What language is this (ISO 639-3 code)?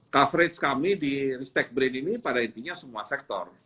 ind